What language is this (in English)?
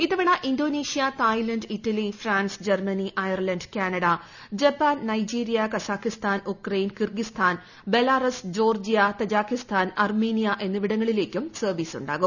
Malayalam